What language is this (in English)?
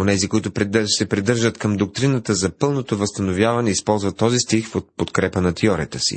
Bulgarian